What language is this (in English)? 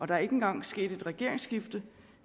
Danish